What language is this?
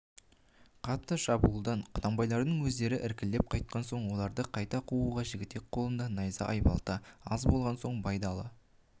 Kazakh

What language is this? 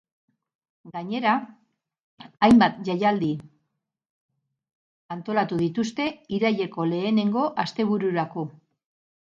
Basque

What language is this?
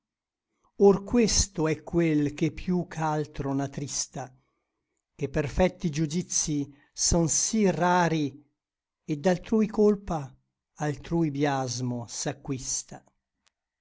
Italian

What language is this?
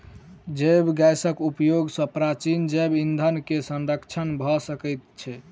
Maithili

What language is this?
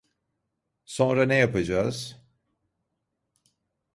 Turkish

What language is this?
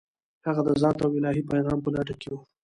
Pashto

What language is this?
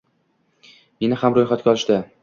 Uzbek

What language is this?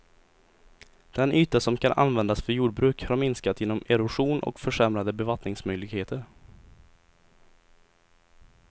Swedish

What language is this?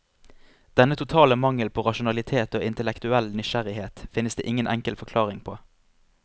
Norwegian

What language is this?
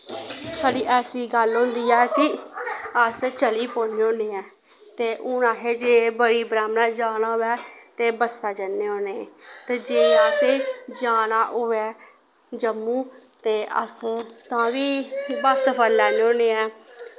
Dogri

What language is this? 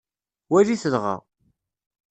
Kabyle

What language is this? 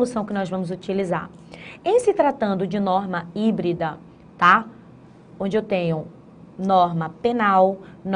Portuguese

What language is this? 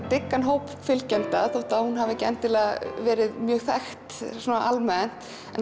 Icelandic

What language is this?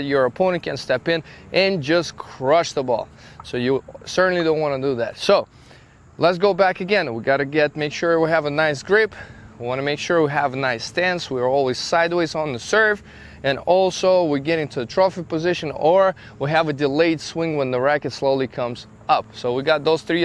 English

